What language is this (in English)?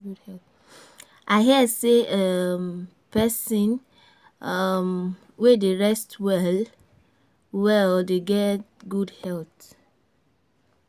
Nigerian Pidgin